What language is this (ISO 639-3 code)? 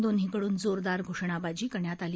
mar